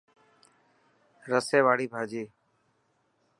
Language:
Dhatki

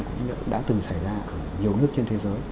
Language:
Vietnamese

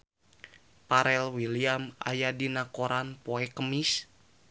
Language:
Sundanese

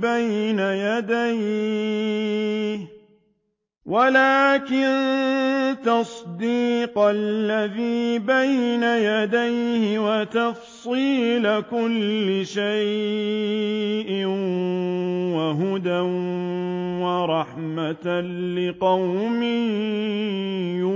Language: Arabic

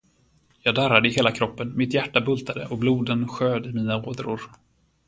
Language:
Swedish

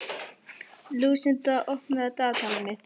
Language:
Icelandic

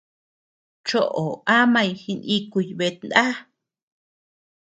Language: Tepeuxila Cuicatec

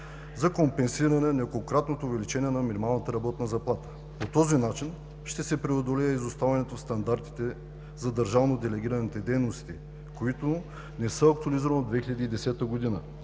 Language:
Bulgarian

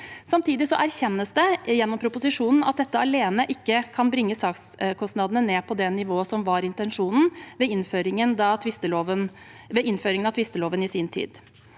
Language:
Norwegian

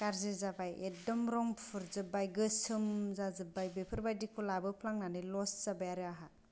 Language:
Bodo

